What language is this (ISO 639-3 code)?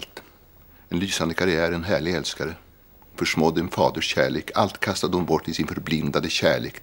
swe